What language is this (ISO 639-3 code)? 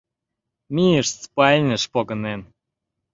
chm